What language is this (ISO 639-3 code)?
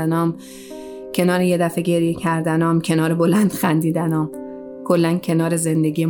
fas